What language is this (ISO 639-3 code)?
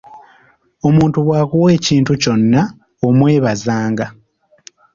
lug